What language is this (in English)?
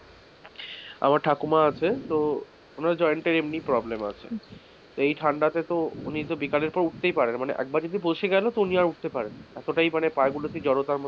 Bangla